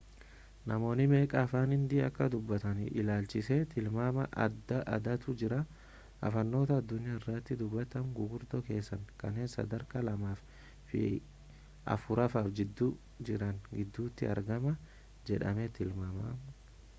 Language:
Oromo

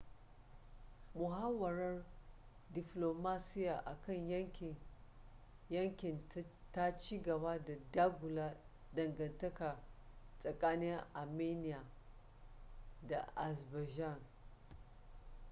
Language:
Hausa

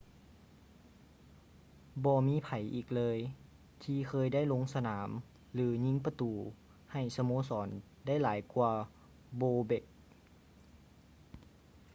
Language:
Lao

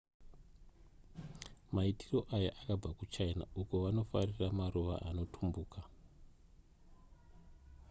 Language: Shona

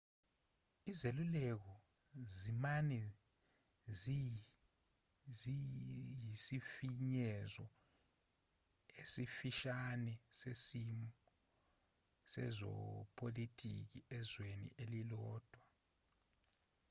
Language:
Zulu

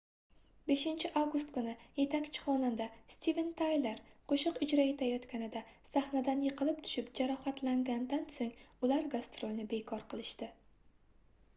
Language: Uzbek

